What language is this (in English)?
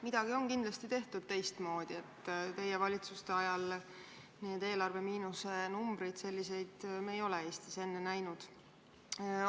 Estonian